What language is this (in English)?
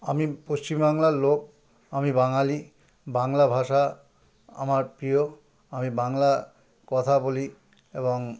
Bangla